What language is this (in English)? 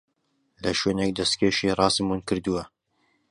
Central Kurdish